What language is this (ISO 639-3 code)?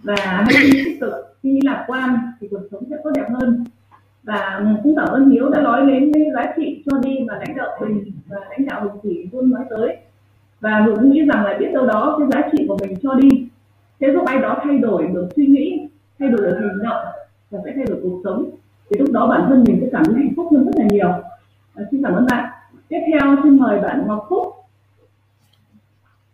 vie